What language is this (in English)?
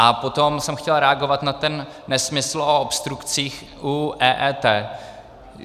Czech